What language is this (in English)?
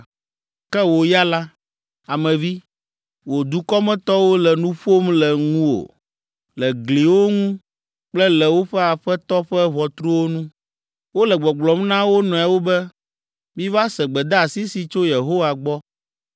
Ewe